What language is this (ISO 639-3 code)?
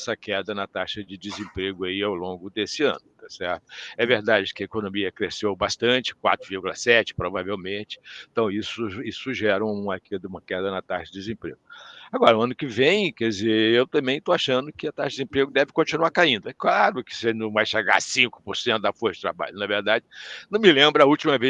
por